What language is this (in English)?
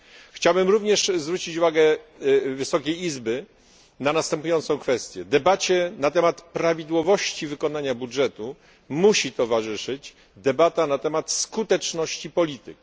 Polish